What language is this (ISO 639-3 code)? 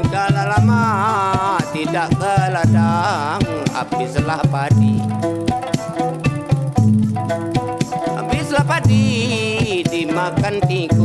ind